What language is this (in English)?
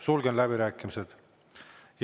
Estonian